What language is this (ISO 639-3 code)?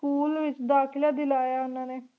pan